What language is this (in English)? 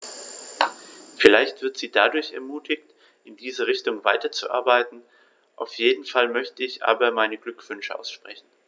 German